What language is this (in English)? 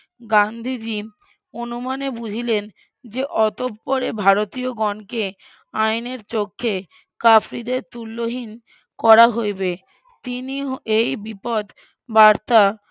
Bangla